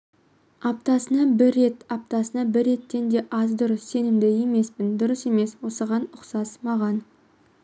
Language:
Kazakh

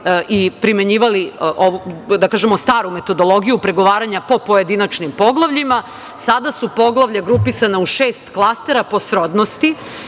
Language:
Serbian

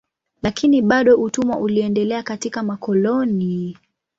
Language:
Swahili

